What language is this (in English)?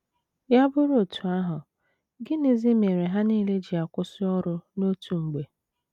Igbo